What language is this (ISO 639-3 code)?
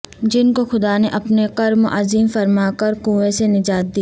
urd